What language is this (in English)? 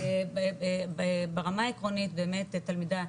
Hebrew